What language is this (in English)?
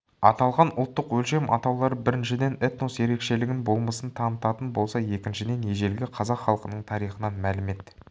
Kazakh